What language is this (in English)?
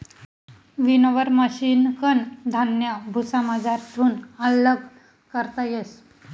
Marathi